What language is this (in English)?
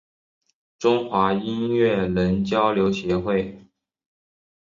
Chinese